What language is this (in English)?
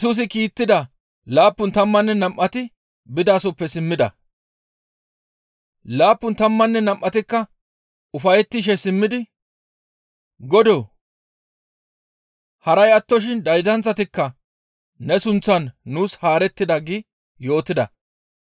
Gamo